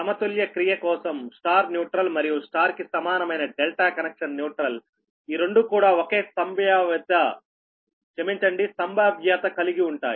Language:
Telugu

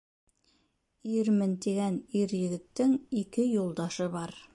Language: Bashkir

